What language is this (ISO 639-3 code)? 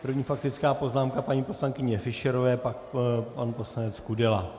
ces